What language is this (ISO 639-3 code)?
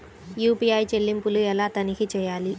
tel